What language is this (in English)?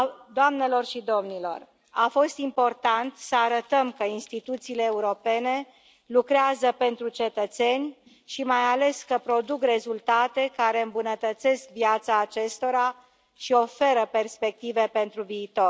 Romanian